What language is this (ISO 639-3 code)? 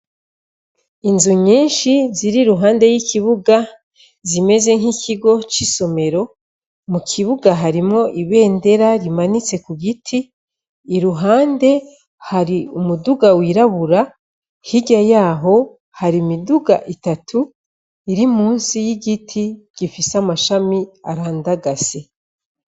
run